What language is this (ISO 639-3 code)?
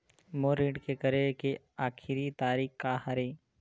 hne